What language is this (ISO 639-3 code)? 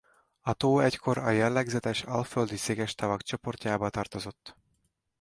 hun